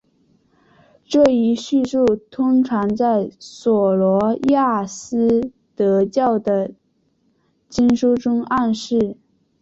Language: Chinese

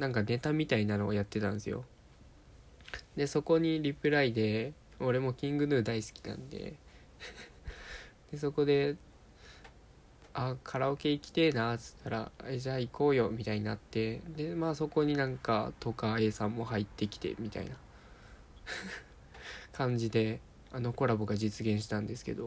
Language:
Japanese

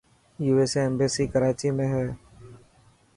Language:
Dhatki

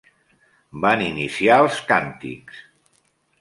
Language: Catalan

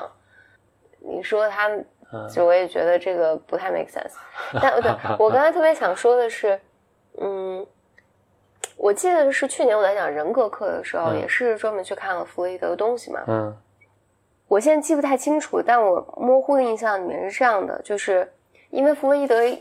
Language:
Chinese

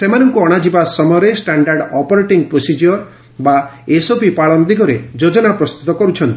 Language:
Odia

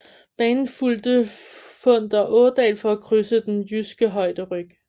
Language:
Danish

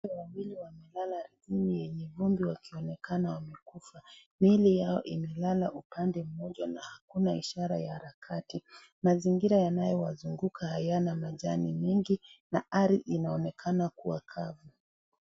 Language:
Swahili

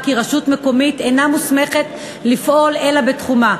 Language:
Hebrew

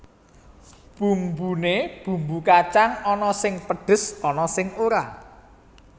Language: Javanese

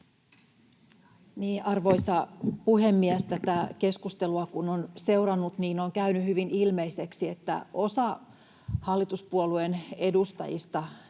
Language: Finnish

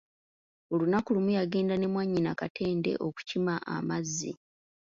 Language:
Ganda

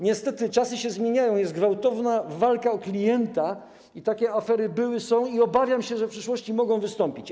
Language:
Polish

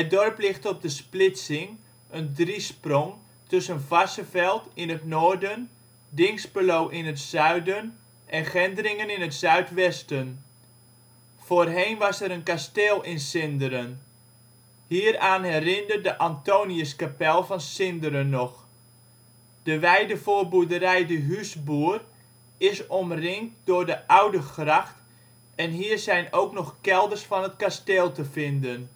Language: Dutch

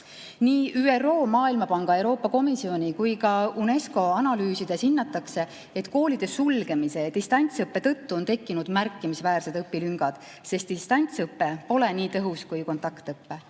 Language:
Estonian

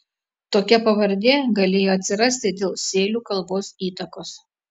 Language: Lithuanian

